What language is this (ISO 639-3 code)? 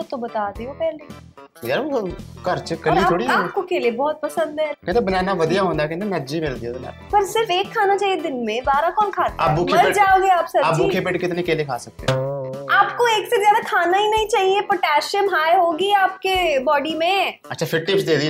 pan